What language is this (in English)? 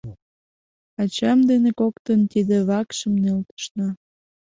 Mari